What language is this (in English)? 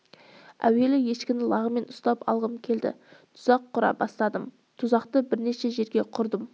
Kazakh